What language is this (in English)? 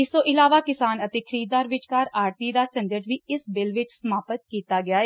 Punjabi